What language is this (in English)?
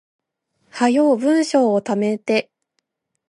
Japanese